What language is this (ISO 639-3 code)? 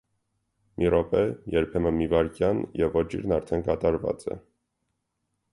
hye